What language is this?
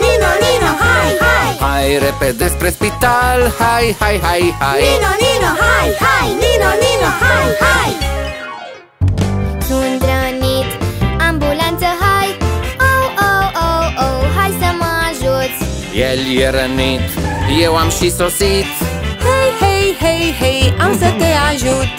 Romanian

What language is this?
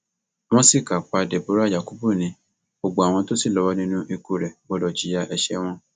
Yoruba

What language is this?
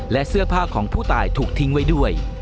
Thai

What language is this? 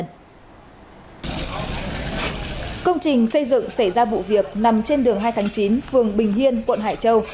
Vietnamese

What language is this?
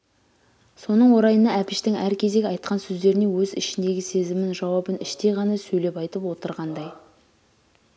Kazakh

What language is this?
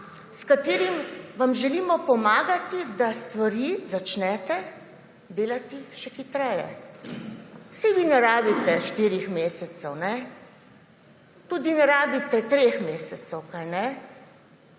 Slovenian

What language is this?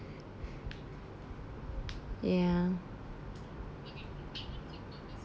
English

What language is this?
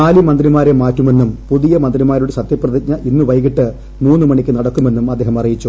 Malayalam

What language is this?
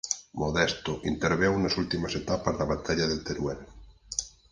Galician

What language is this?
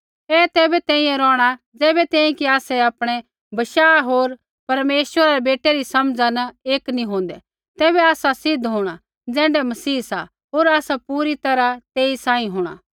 Kullu Pahari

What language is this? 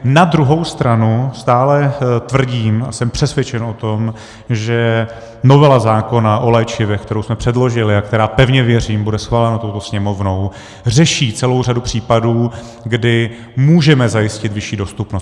Czech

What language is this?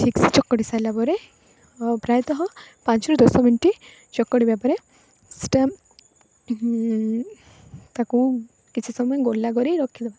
Odia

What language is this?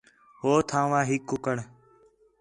Khetrani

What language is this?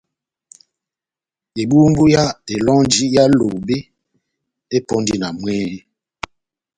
Batanga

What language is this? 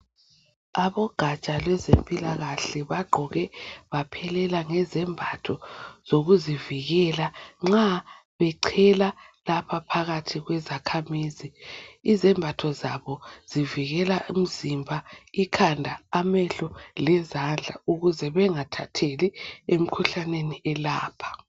North Ndebele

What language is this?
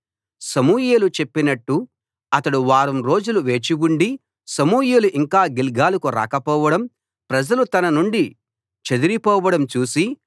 Telugu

